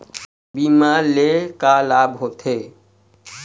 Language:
Chhattisgarhi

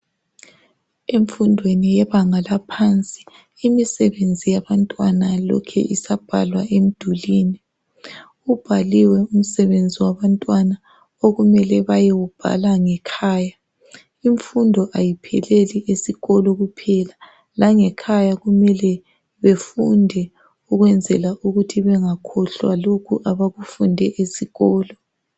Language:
North Ndebele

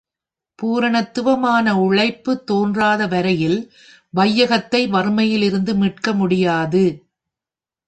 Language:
Tamil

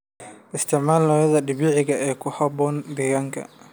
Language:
Somali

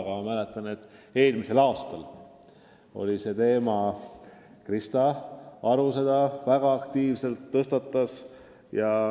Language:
Estonian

